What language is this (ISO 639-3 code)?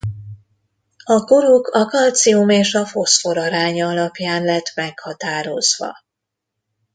hun